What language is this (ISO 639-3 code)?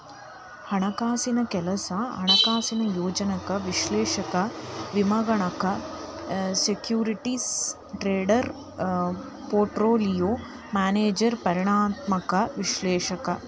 kan